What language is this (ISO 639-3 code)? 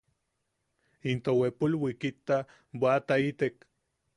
yaq